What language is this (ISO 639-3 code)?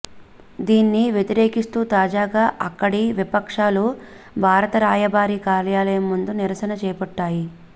tel